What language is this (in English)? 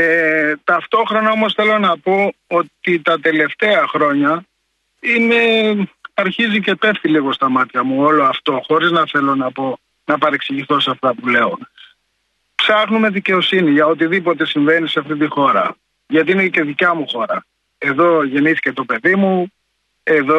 Greek